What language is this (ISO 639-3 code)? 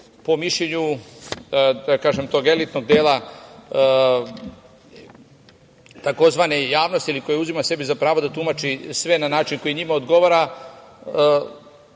srp